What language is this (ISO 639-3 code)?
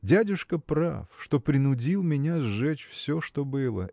rus